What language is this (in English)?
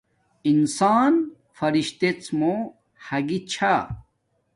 Domaaki